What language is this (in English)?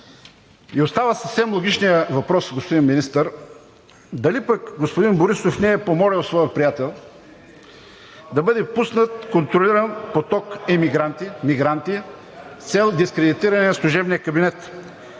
Bulgarian